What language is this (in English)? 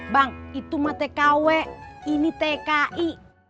Indonesian